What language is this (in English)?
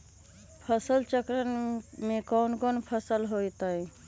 Magahi